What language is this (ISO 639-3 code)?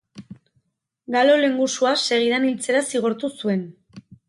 eus